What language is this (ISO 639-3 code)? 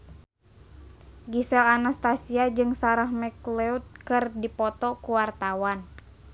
sun